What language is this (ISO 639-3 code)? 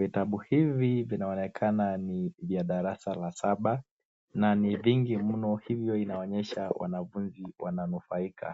swa